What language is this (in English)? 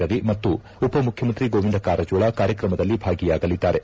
Kannada